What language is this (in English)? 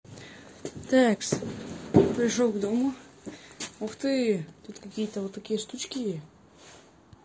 Russian